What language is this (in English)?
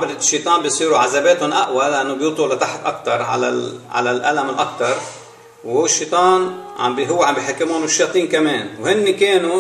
Arabic